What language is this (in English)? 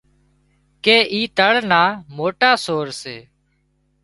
Wadiyara Koli